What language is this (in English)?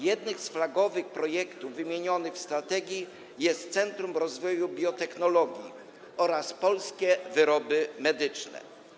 Polish